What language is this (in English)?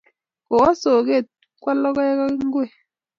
Kalenjin